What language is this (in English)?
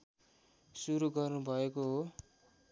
Nepali